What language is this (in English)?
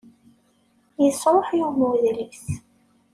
Kabyle